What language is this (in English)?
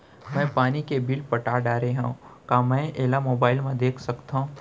Chhattisgarhi